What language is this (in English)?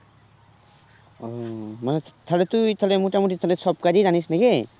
Bangla